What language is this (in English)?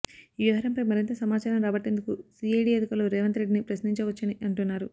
Telugu